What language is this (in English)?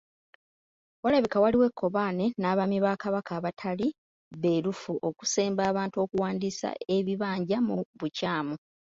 Ganda